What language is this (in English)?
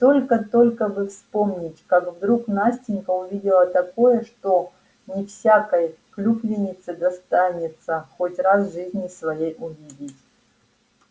Russian